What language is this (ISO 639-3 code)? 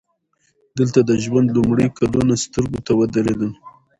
pus